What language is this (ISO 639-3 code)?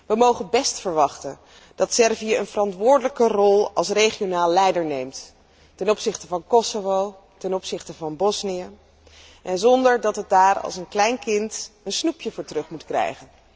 nld